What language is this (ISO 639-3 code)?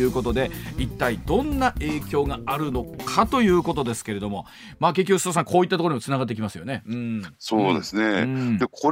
jpn